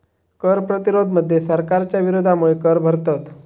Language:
Marathi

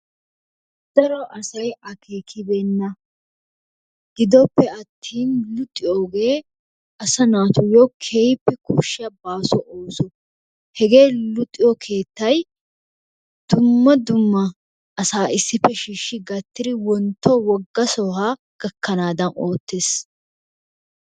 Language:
Wolaytta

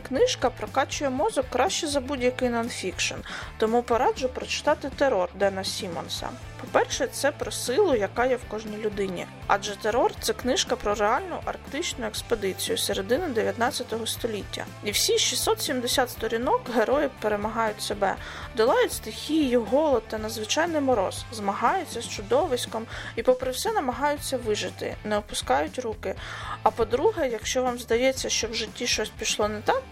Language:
Ukrainian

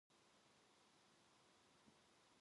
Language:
Korean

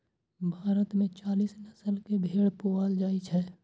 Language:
Maithili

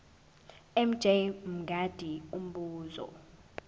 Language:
Zulu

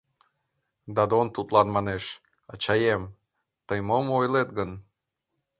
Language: Mari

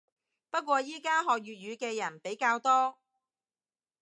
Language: Cantonese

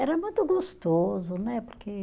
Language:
Portuguese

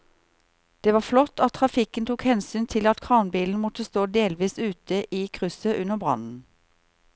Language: Norwegian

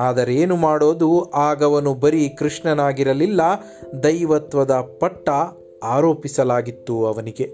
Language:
Kannada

